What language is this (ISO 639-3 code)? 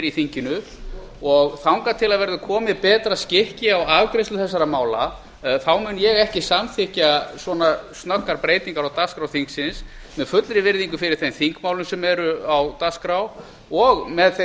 isl